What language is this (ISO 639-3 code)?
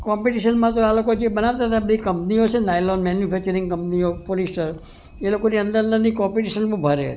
guj